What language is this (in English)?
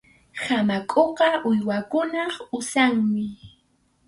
Arequipa-La Unión Quechua